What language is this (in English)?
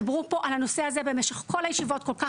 Hebrew